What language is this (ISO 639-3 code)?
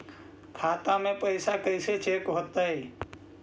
mag